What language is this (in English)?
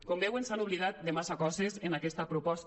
Catalan